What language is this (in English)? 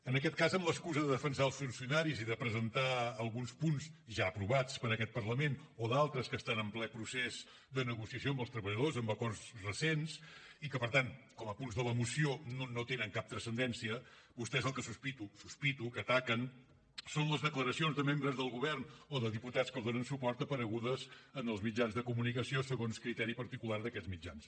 Catalan